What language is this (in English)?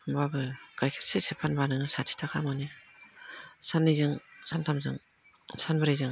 Bodo